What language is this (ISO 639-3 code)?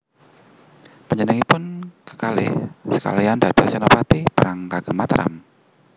jav